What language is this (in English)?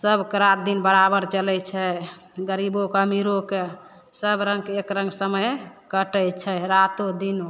Maithili